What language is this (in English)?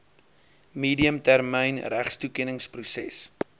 Afrikaans